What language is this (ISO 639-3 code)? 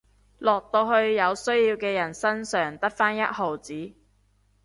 yue